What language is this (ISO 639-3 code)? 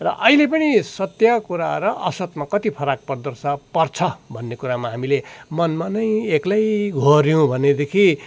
nep